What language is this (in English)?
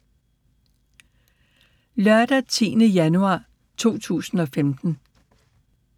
Danish